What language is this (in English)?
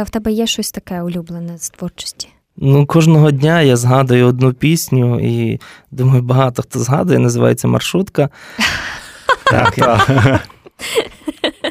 Ukrainian